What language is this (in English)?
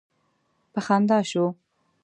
Pashto